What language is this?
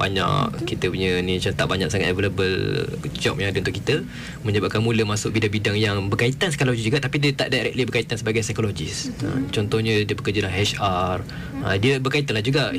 Malay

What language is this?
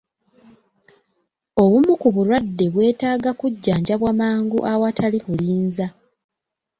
Ganda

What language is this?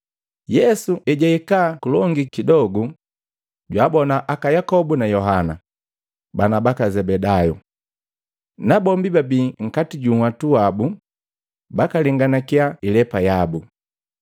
Matengo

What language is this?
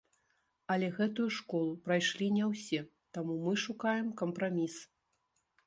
Belarusian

